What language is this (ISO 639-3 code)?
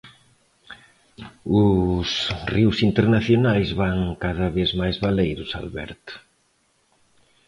glg